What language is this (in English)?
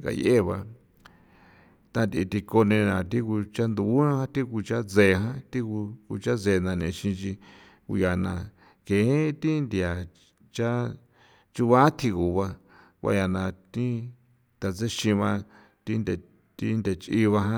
San Felipe Otlaltepec Popoloca